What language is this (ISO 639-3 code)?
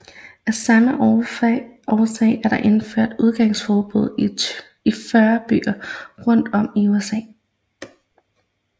dan